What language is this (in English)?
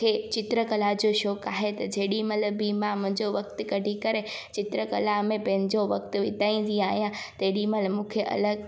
Sindhi